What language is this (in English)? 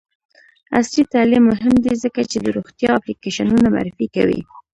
Pashto